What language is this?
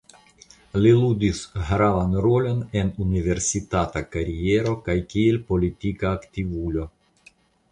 Esperanto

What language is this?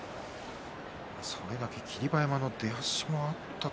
Japanese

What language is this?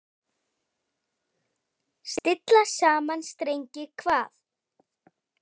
Icelandic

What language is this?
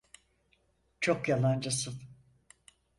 Turkish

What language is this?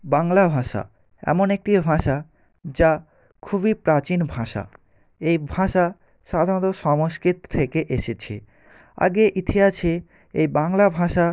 Bangla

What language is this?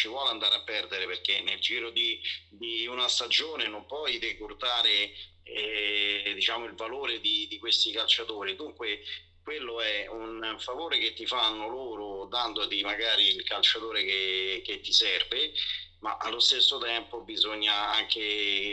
Italian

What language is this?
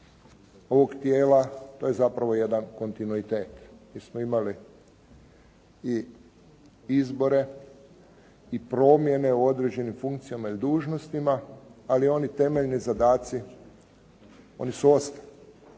Croatian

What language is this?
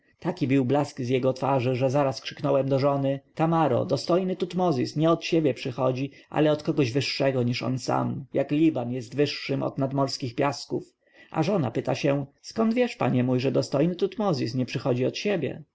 Polish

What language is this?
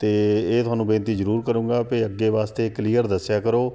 Punjabi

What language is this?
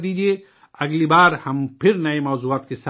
Urdu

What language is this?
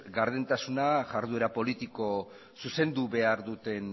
Basque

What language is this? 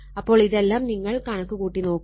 Malayalam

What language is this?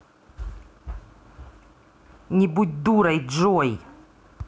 Russian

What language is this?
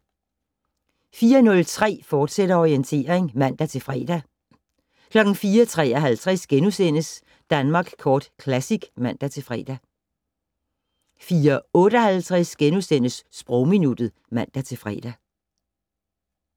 Danish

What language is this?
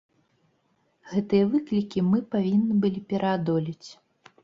Belarusian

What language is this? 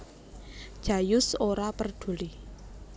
Javanese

